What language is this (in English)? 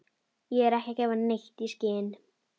Icelandic